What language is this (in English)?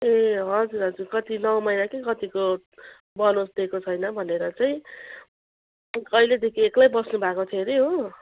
Nepali